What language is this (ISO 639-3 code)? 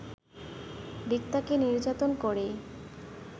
ben